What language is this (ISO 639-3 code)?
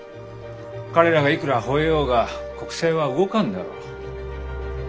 jpn